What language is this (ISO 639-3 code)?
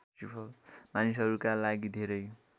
nep